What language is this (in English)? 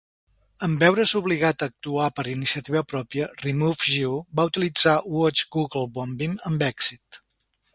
Catalan